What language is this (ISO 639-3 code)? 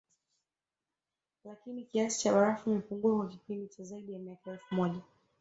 swa